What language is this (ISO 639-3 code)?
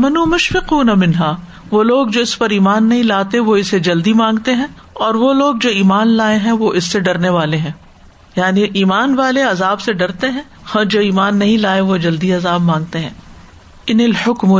urd